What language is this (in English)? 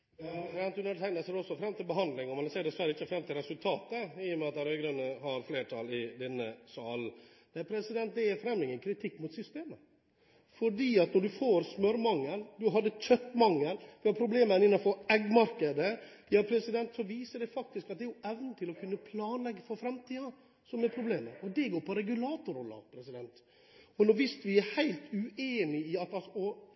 Norwegian Bokmål